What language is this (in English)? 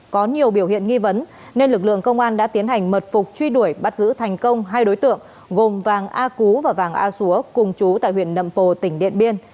Vietnamese